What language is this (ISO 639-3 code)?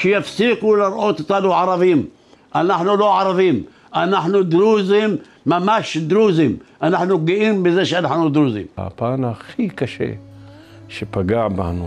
heb